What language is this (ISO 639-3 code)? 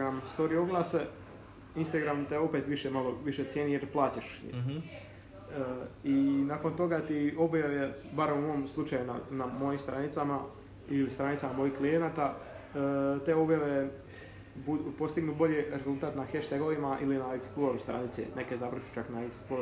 hrv